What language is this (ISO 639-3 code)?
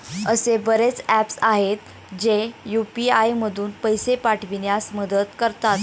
mar